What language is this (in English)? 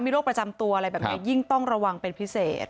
Thai